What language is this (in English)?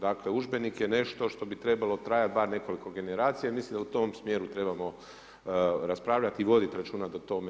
Croatian